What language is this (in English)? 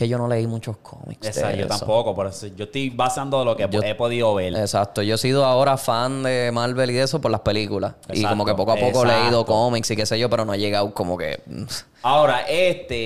Spanish